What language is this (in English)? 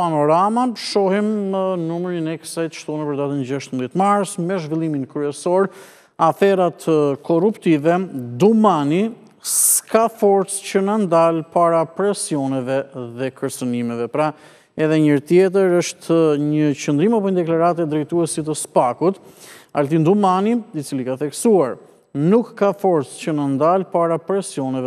Romanian